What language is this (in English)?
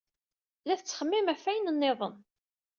Kabyle